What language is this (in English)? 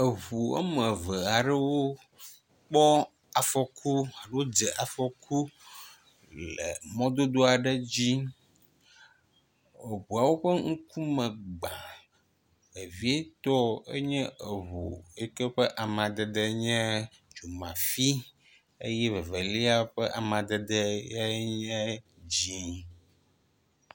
Ewe